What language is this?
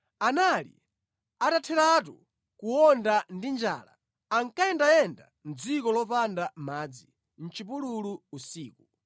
Nyanja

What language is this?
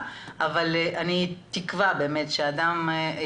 Hebrew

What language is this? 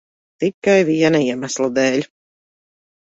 Latvian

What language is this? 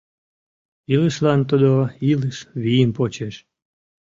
Mari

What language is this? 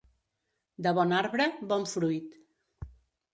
Catalan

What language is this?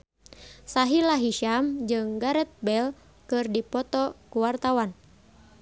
Sundanese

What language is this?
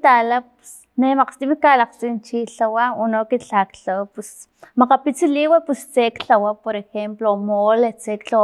Filomena Mata-Coahuitlán Totonac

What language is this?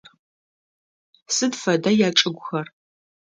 Adyghe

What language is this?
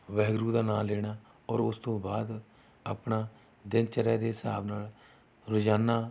Punjabi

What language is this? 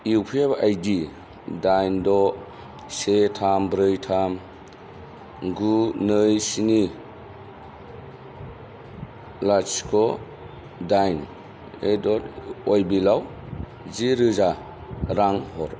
Bodo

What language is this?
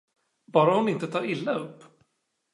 Swedish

